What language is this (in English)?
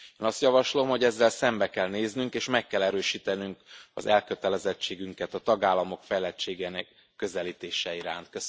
Hungarian